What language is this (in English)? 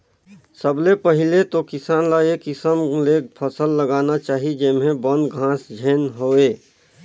Chhattisgarhi